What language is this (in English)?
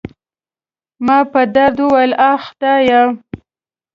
Pashto